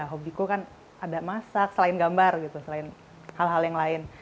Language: Indonesian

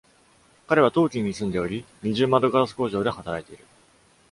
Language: Japanese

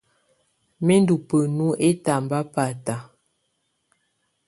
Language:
Tunen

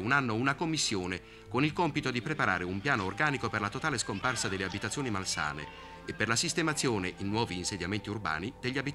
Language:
Italian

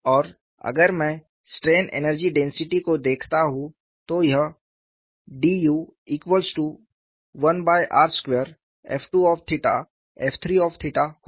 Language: Hindi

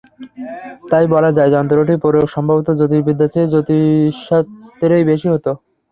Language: Bangla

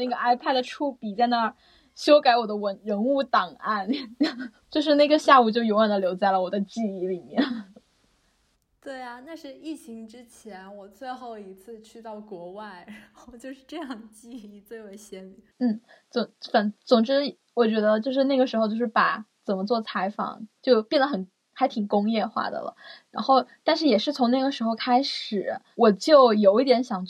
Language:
Chinese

